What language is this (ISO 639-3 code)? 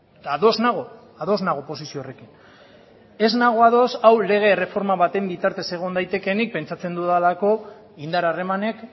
eus